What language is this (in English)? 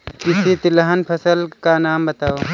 Hindi